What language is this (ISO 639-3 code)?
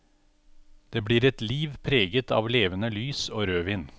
nor